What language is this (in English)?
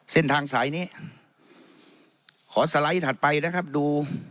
Thai